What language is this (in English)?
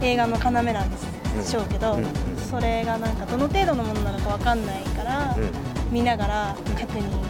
Japanese